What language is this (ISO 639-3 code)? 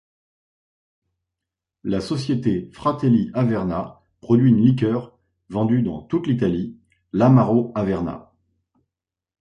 fra